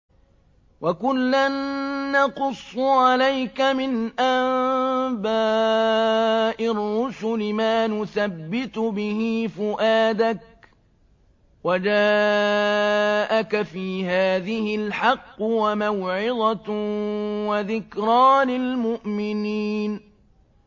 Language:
Arabic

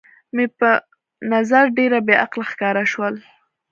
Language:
Pashto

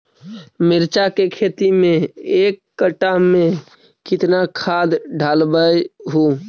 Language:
Magahi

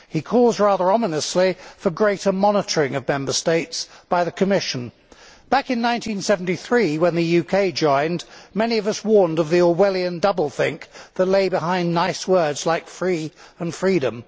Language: English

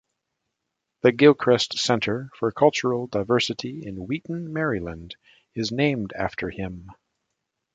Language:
English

